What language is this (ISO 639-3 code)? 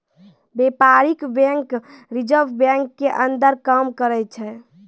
mai